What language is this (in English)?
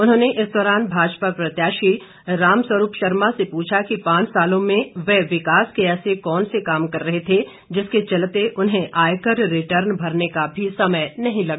Hindi